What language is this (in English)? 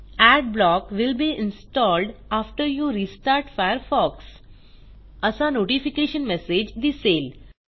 Marathi